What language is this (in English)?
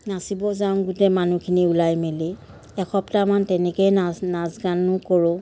Assamese